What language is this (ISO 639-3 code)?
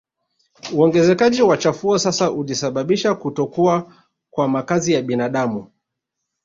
swa